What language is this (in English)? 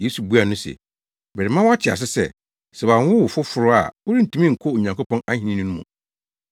Akan